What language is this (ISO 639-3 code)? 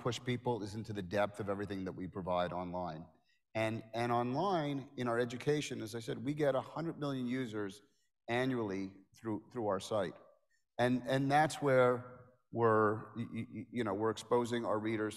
eng